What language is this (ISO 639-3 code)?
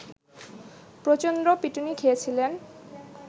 ben